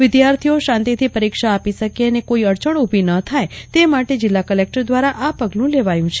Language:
Gujarati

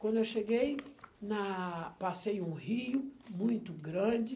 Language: Portuguese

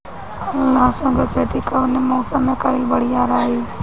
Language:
Bhojpuri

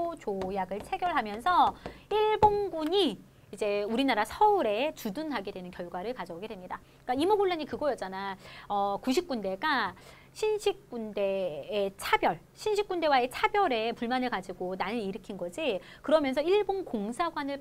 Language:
Korean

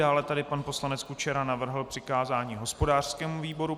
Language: Czech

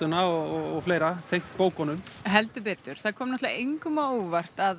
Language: Icelandic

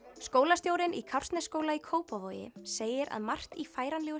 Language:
Icelandic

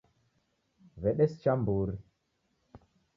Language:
Taita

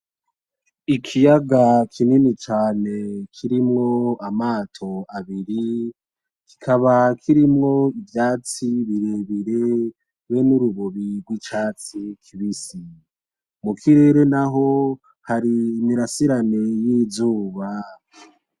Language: Rundi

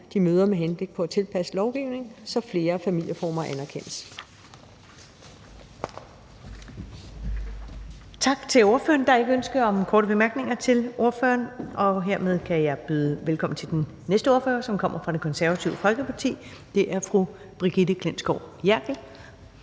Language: Danish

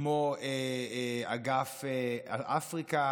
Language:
Hebrew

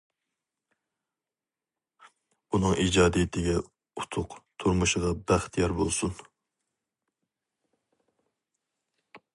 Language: Uyghur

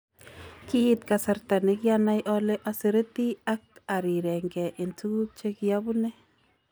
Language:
Kalenjin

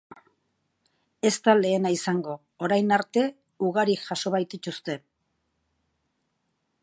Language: Basque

